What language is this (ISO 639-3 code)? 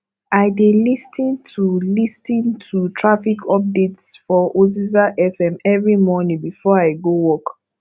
pcm